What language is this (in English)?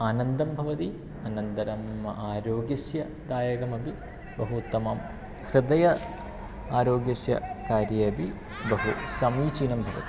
Sanskrit